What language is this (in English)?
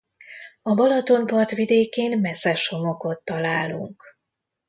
Hungarian